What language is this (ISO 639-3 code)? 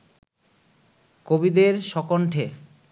ben